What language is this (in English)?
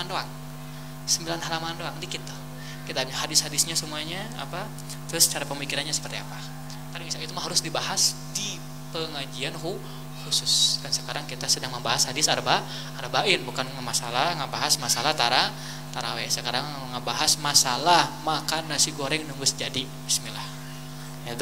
Indonesian